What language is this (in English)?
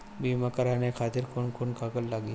Bhojpuri